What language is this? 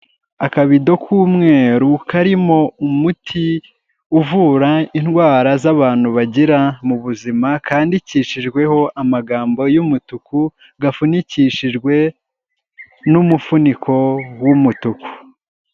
Kinyarwanda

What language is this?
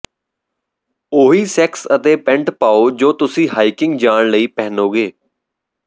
Punjabi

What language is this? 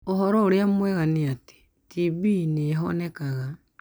Kikuyu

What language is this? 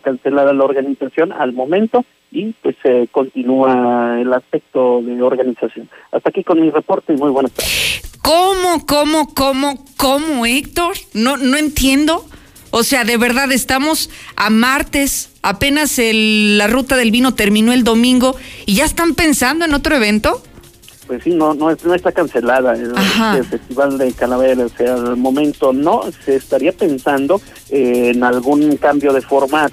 Spanish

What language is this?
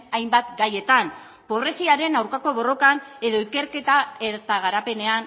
Basque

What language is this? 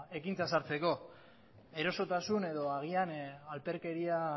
Basque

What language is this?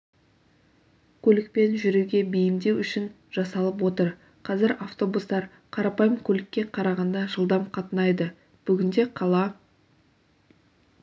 Kazakh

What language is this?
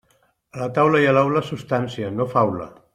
Catalan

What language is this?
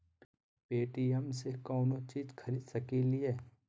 Magahi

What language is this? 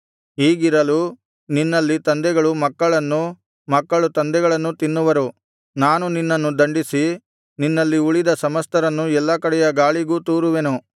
Kannada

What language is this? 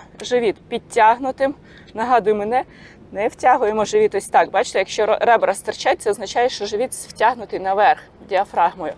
Ukrainian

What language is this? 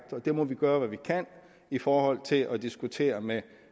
Danish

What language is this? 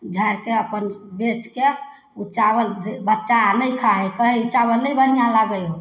Maithili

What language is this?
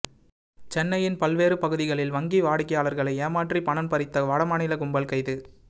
Tamil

